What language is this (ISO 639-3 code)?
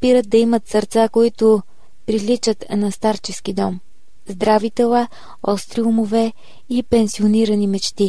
bul